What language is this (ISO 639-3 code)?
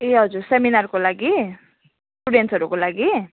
nep